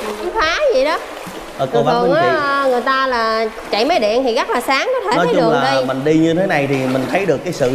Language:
Vietnamese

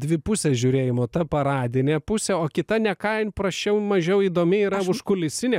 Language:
Lithuanian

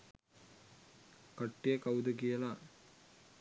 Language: Sinhala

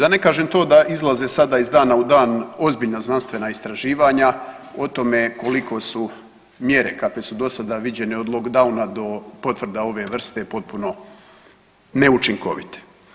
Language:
Croatian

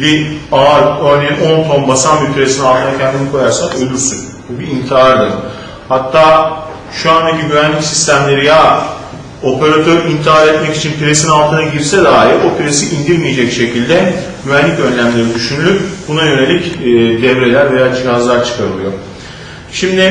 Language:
Turkish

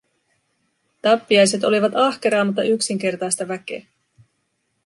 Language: Finnish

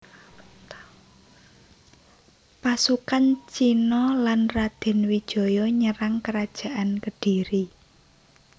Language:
Javanese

